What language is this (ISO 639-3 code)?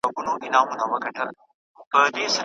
pus